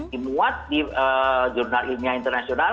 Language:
Indonesian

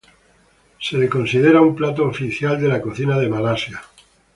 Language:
Spanish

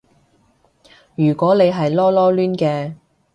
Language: Cantonese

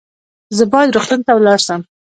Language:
Pashto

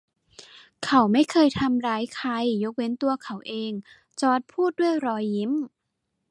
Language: Thai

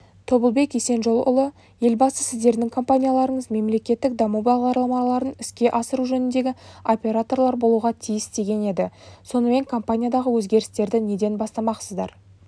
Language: Kazakh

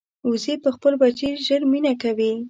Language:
Pashto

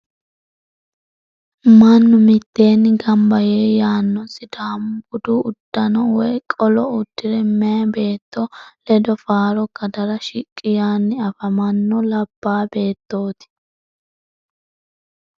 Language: Sidamo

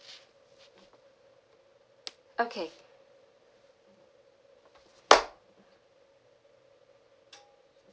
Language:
English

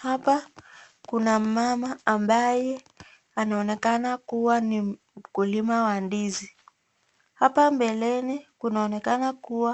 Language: Swahili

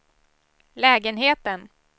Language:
Swedish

